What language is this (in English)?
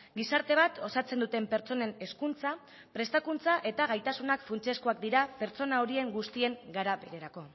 Basque